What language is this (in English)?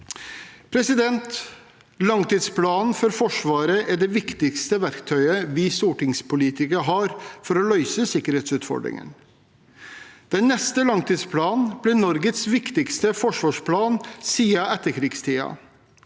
Norwegian